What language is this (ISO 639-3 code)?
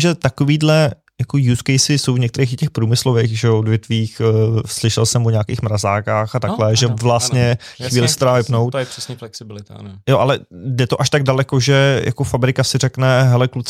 ces